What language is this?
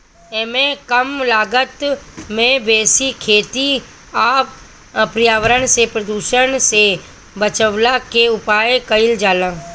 Bhojpuri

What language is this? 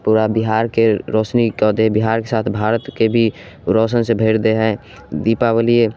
Maithili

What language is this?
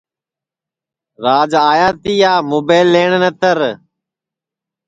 Sansi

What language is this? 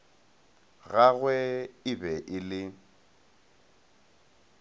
Northern Sotho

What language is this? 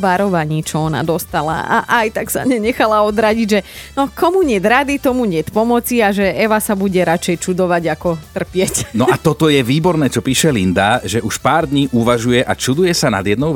Slovak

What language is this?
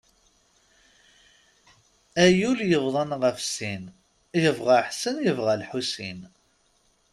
Kabyle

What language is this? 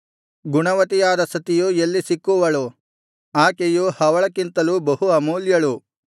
Kannada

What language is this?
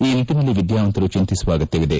Kannada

